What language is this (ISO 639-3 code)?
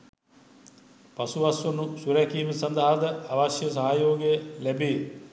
sin